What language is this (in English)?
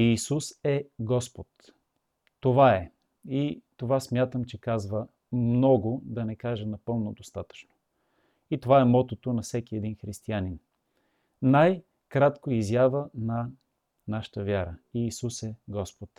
Bulgarian